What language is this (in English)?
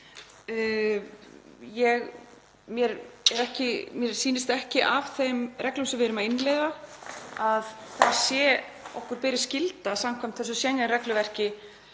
Icelandic